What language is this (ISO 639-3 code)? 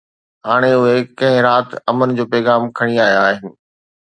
snd